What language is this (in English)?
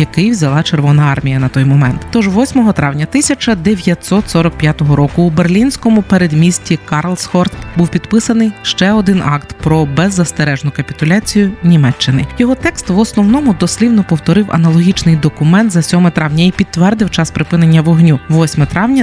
Ukrainian